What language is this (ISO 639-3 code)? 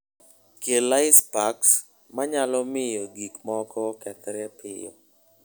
luo